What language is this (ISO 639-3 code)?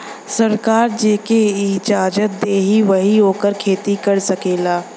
bho